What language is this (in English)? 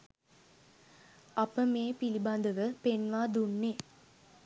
Sinhala